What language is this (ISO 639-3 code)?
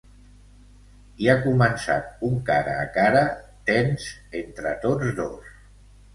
cat